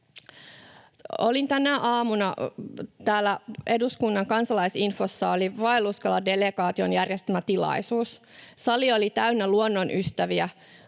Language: Finnish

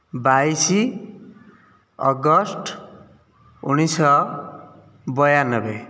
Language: Odia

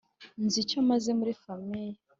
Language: Kinyarwanda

